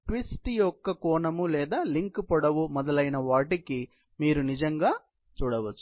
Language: Telugu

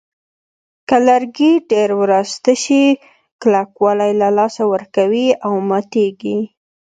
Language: Pashto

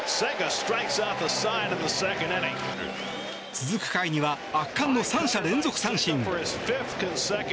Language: Japanese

